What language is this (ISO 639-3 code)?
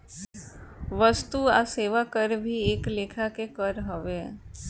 bho